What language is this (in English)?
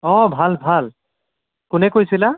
Assamese